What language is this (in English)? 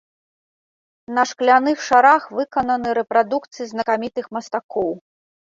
Belarusian